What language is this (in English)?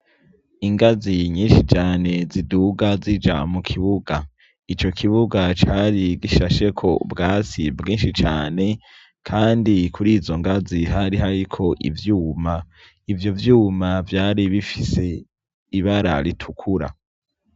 Rundi